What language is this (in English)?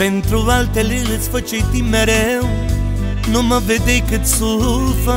Romanian